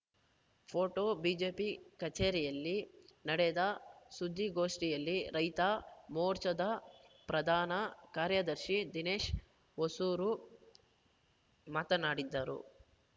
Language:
Kannada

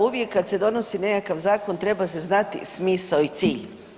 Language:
Croatian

